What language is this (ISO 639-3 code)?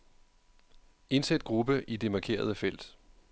dan